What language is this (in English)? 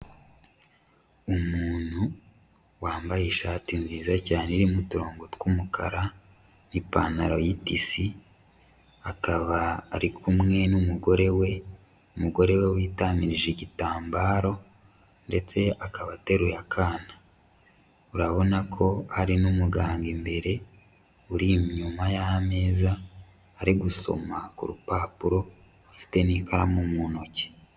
Kinyarwanda